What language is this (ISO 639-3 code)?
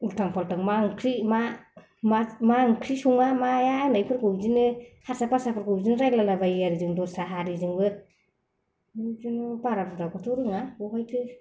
brx